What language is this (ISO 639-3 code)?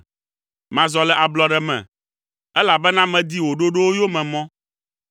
ewe